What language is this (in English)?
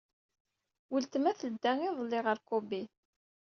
Kabyle